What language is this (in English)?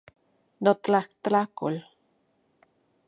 Central Puebla Nahuatl